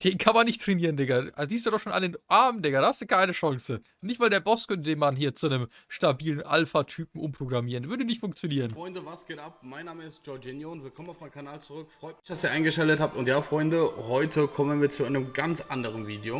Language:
German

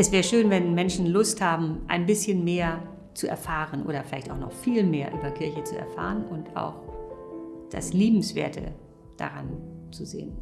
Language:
German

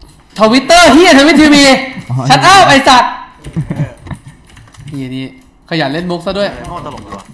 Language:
Thai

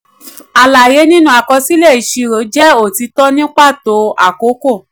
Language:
Yoruba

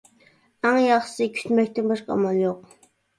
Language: Uyghur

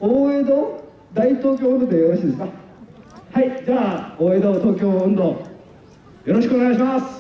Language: Japanese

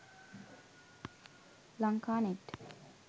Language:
Sinhala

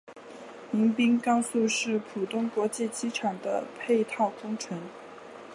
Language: Chinese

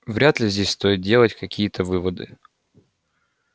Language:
Russian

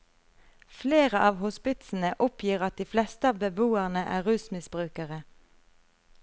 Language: Norwegian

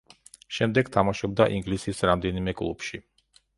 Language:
Georgian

